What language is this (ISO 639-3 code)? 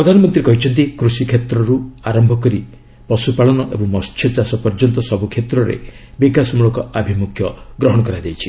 ori